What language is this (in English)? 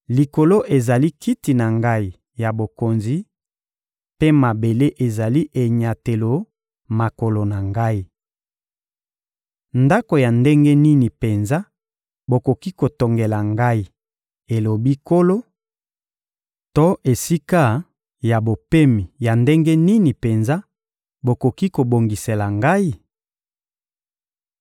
Lingala